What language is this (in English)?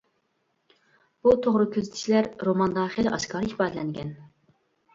Uyghur